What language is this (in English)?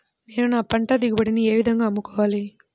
Telugu